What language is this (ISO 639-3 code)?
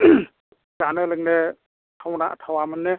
brx